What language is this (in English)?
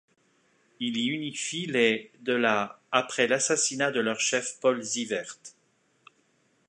French